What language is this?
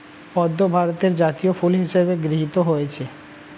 Bangla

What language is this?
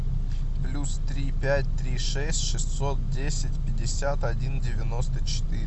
Russian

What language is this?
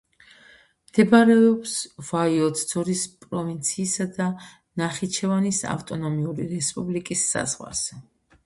Georgian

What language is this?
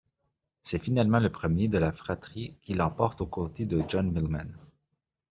French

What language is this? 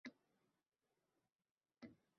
Uzbek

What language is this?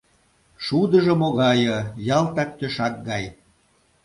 Mari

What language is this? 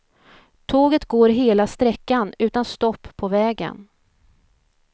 Swedish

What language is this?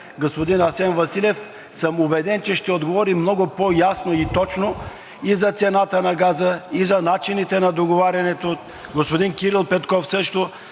Bulgarian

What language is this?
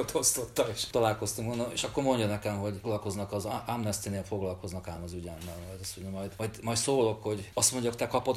Hungarian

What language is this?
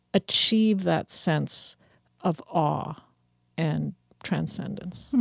English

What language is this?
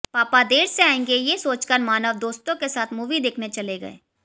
Hindi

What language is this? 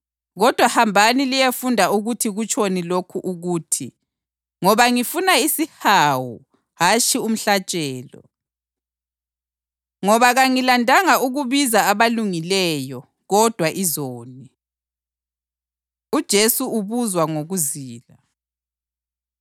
North Ndebele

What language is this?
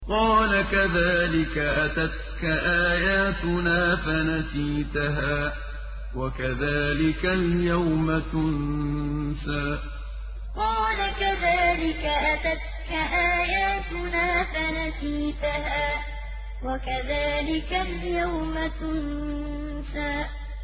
Arabic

